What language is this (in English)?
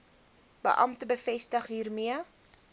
Afrikaans